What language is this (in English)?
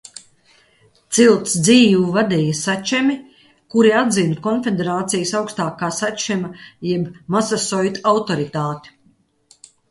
Latvian